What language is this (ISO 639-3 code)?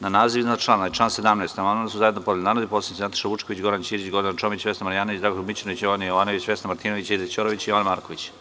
srp